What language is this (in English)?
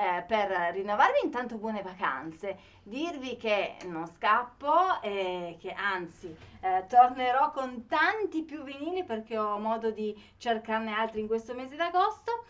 Italian